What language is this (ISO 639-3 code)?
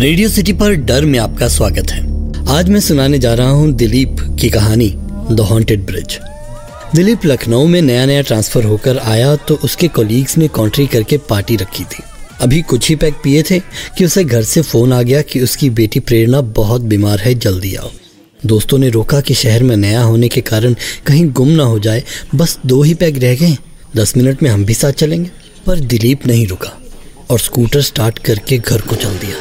hin